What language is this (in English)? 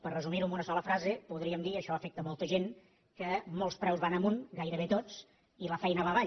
Catalan